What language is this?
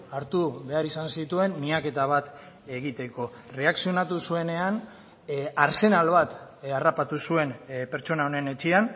Basque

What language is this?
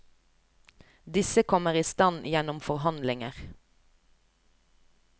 Norwegian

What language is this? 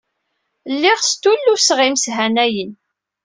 Kabyle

